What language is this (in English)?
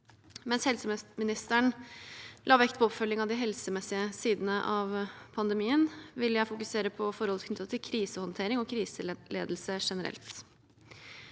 Norwegian